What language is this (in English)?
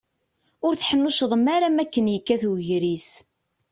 Kabyle